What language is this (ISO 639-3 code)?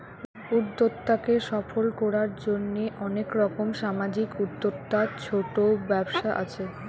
ben